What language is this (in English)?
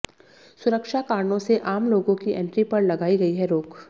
Hindi